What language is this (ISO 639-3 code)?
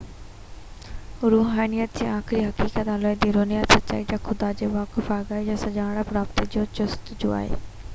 snd